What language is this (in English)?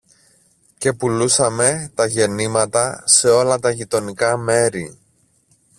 Greek